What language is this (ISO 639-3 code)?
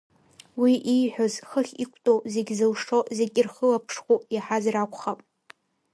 abk